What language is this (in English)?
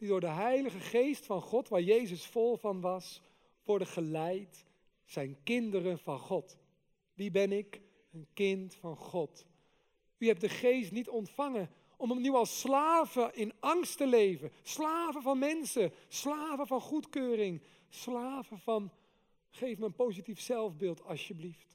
Dutch